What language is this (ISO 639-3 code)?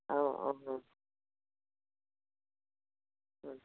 asm